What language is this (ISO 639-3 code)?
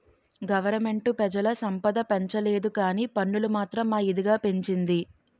tel